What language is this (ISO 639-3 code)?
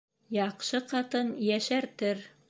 bak